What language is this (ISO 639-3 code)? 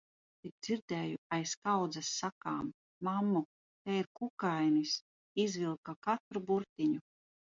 lav